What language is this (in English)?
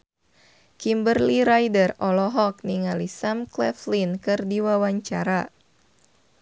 Sundanese